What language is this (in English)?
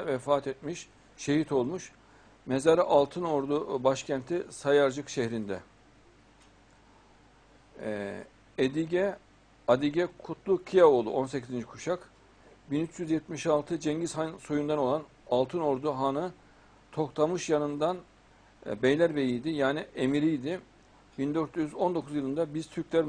Turkish